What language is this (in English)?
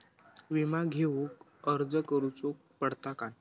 Marathi